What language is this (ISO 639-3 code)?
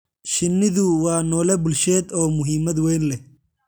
som